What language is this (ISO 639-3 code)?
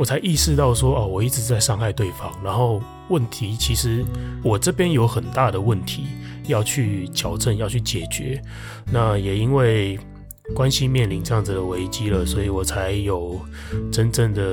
zho